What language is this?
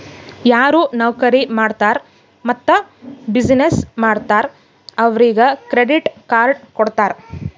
Kannada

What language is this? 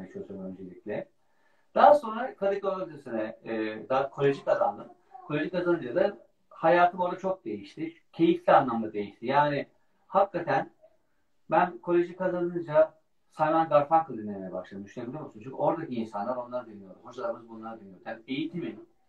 Turkish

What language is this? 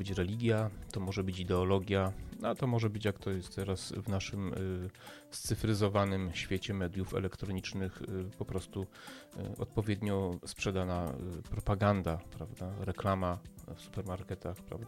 Polish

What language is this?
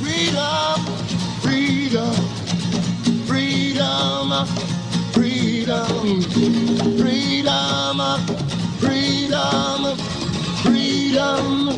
Italian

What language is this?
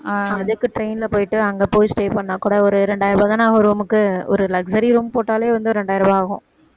Tamil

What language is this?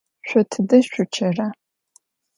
Adyghe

